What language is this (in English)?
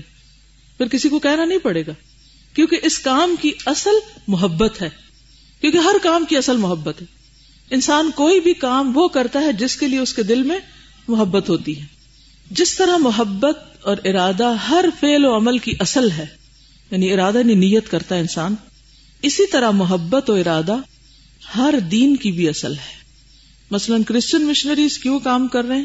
Urdu